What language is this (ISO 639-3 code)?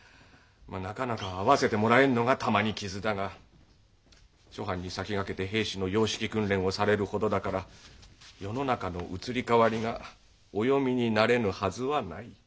jpn